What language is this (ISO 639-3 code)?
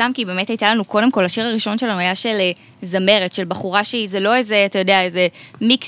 heb